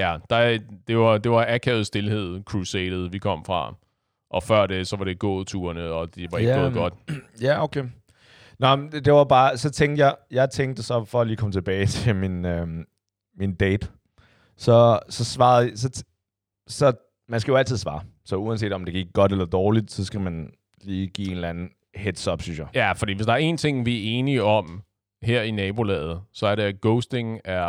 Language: Danish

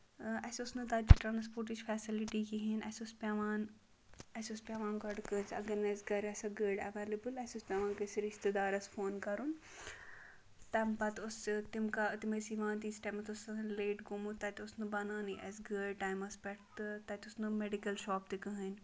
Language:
Kashmiri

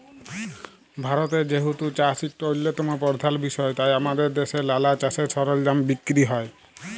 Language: Bangla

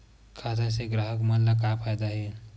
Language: Chhattisgarhi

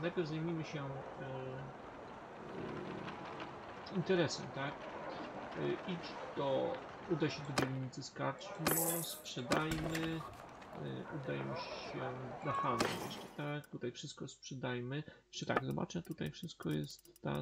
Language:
Polish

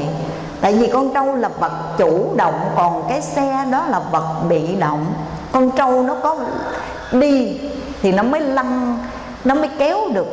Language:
Vietnamese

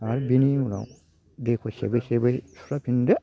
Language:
Bodo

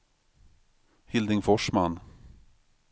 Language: Swedish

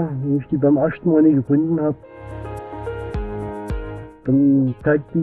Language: German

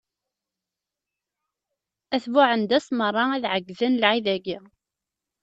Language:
Kabyle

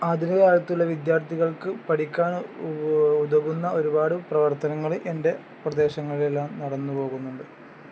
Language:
Malayalam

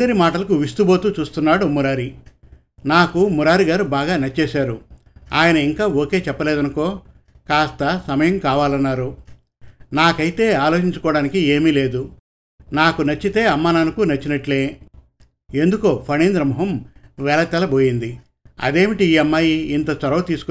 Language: Telugu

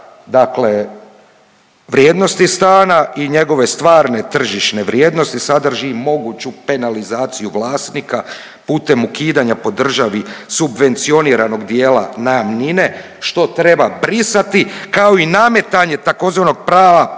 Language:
Croatian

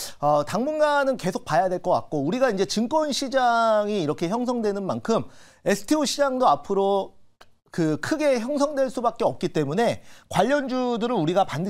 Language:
Korean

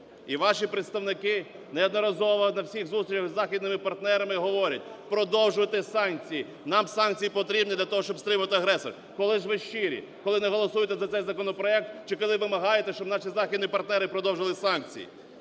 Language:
Ukrainian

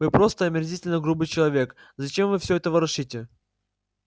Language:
Russian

